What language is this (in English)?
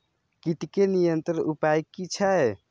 Maithili